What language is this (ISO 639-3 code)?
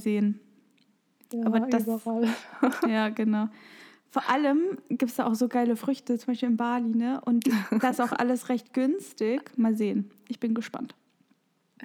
deu